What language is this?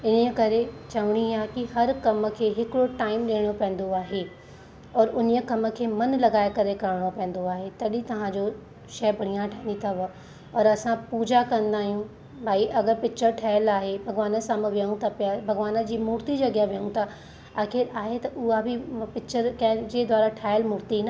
Sindhi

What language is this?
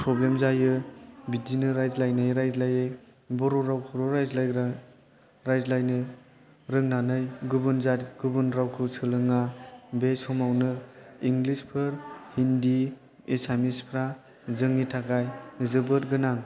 Bodo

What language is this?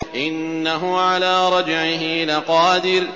Arabic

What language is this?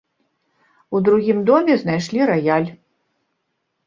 Belarusian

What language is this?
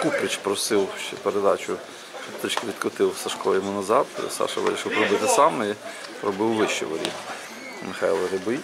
Russian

